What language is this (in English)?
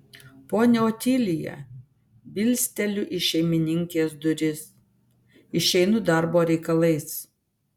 Lithuanian